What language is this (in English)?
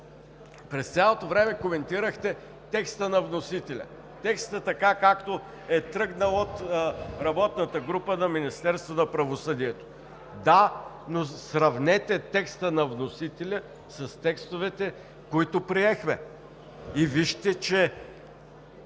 Bulgarian